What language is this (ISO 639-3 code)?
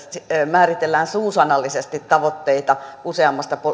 fin